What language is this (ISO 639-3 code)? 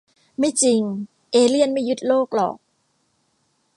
tha